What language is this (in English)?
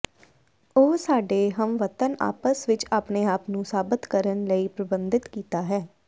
Punjabi